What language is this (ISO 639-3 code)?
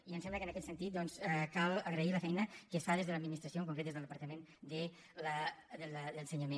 cat